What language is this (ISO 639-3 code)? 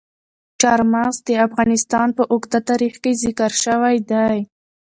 pus